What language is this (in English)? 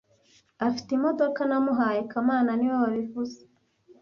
Kinyarwanda